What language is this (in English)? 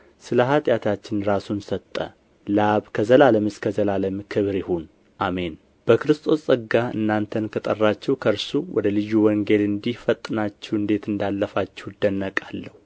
Amharic